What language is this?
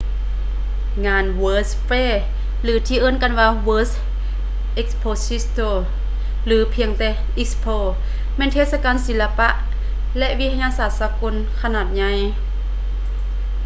Lao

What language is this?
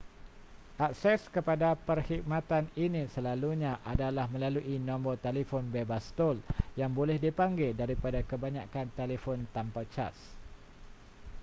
Malay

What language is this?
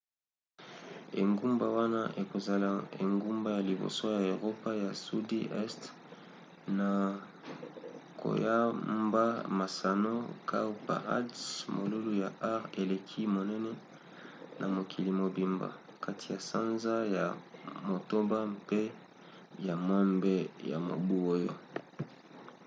Lingala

